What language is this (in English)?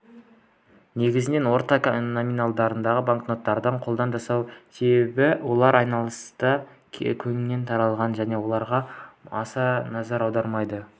Kazakh